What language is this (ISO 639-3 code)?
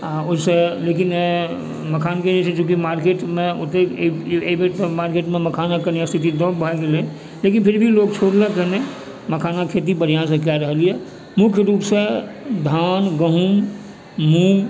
mai